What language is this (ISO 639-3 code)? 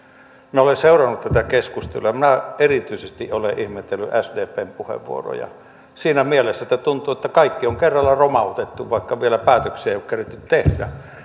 fin